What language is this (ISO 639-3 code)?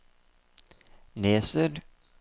nor